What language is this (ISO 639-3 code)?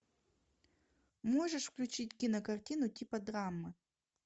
rus